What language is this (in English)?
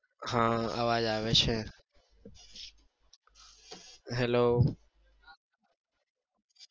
Gujarati